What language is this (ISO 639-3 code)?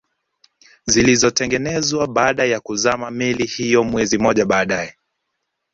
swa